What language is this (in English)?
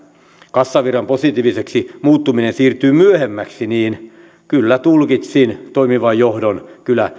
Finnish